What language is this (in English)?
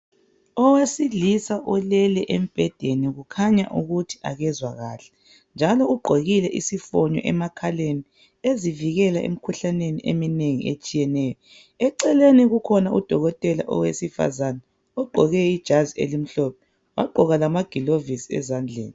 North Ndebele